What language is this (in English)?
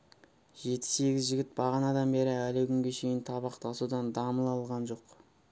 Kazakh